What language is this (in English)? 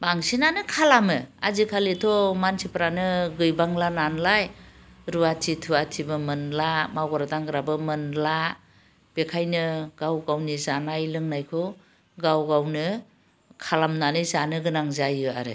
Bodo